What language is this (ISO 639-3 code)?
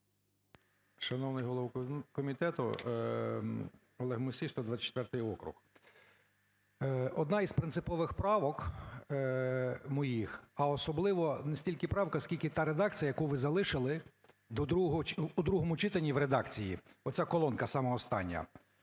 ukr